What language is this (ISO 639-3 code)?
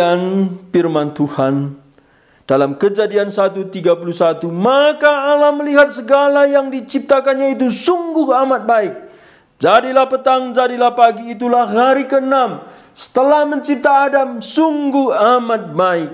ind